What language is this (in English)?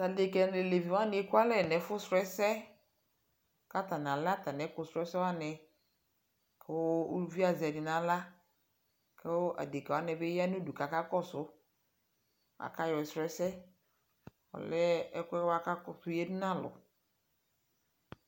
Ikposo